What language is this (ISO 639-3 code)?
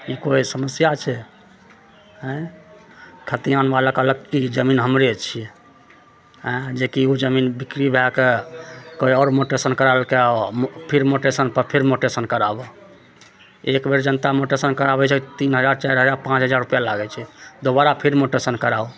mai